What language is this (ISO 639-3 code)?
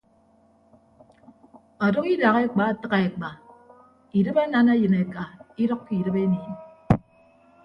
ibb